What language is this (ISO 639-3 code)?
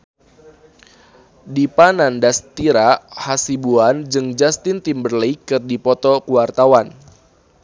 sun